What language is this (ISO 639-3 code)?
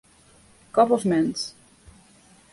fry